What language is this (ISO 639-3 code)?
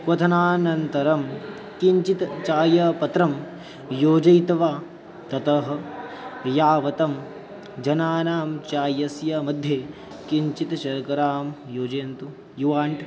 san